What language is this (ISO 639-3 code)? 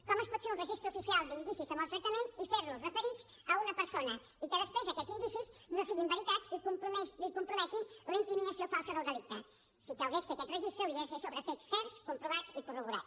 cat